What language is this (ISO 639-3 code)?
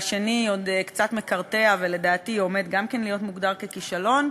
heb